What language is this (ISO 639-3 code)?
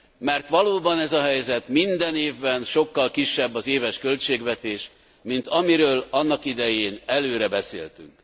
hun